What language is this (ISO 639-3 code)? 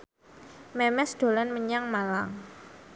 jav